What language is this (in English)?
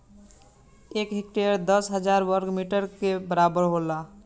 Bhojpuri